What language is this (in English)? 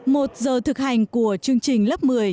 Vietnamese